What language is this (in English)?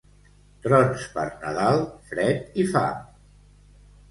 Catalan